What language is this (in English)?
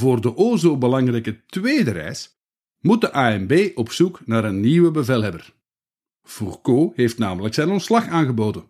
Dutch